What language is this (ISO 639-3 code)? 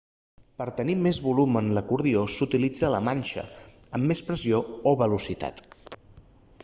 cat